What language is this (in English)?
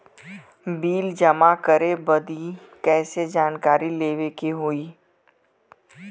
Bhojpuri